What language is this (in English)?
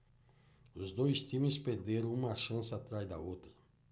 Portuguese